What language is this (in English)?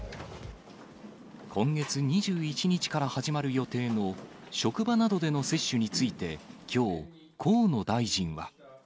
Japanese